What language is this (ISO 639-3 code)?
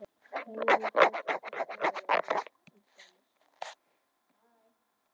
isl